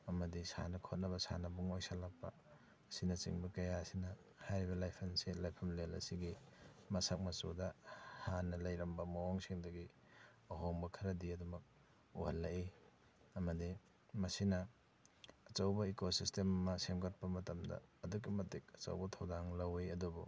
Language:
Manipuri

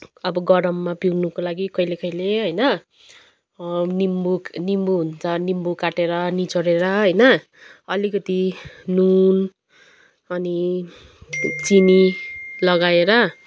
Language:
Nepali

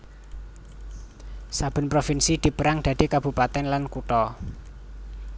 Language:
Javanese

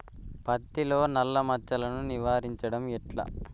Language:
Telugu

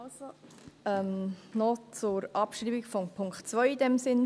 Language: Swiss German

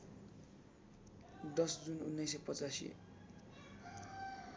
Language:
Nepali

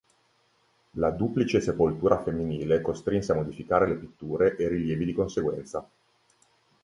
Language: Italian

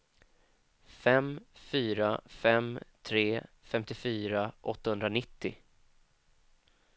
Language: Swedish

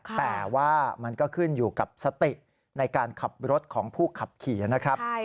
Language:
Thai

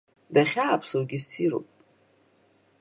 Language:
Abkhazian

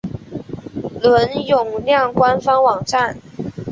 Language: Chinese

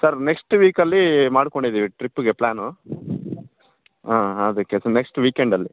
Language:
Kannada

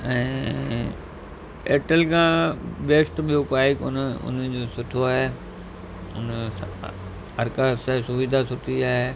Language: Sindhi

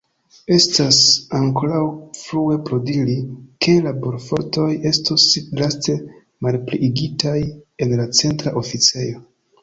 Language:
Esperanto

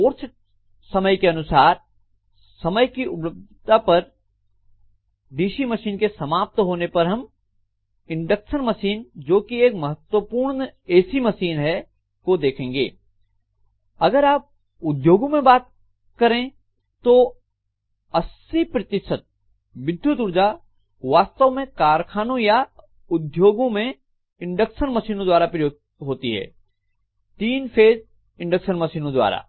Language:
Hindi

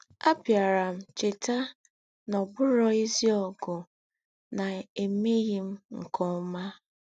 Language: Igbo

